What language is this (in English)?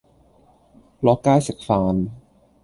Cantonese